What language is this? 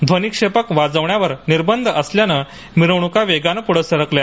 Marathi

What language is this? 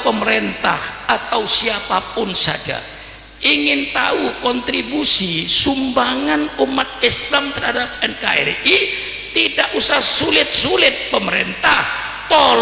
Indonesian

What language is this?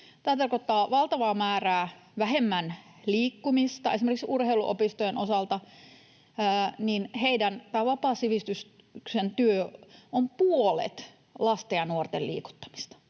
Finnish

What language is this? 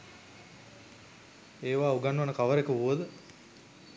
Sinhala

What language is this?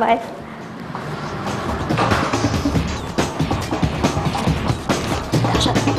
Arabic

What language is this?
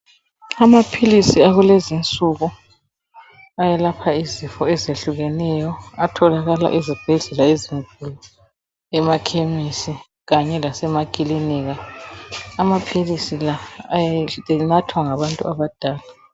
North Ndebele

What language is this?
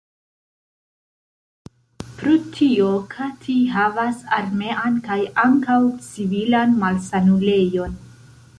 Esperanto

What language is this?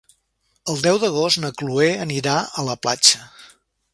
Catalan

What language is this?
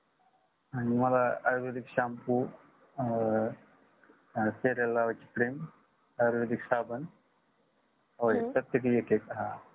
Marathi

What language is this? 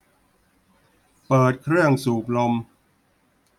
Thai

